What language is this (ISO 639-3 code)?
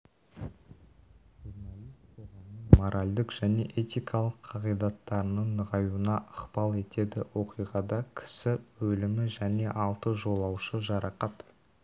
kaz